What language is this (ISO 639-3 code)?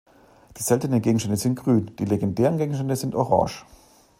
deu